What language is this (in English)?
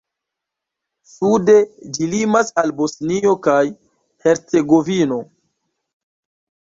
Esperanto